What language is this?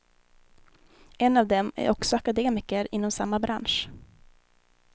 Swedish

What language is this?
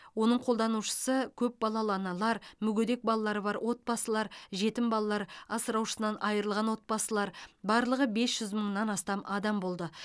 Kazakh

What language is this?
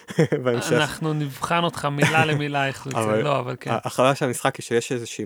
Hebrew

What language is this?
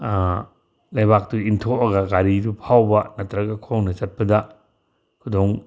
Manipuri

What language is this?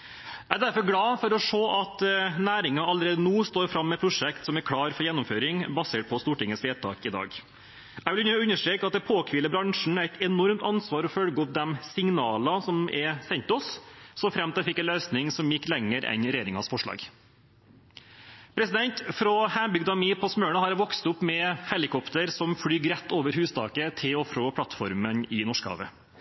Norwegian Bokmål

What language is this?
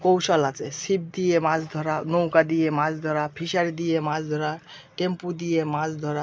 Bangla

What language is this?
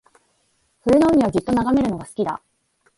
Japanese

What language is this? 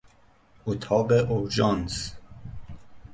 Persian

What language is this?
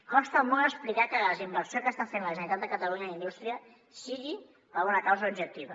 Catalan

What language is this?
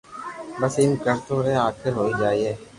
Loarki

